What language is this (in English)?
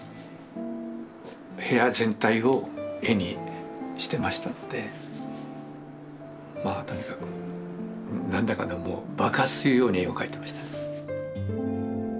Japanese